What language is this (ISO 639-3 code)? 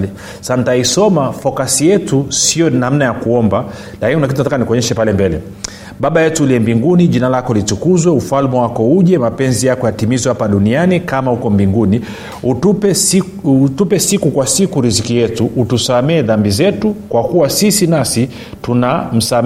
swa